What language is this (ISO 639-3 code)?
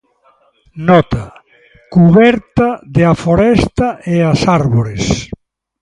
glg